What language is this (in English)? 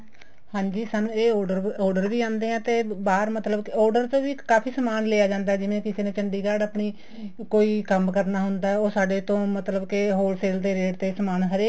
Punjabi